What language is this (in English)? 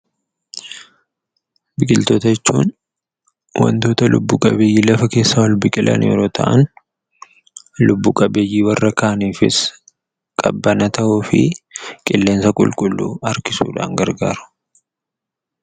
Oromo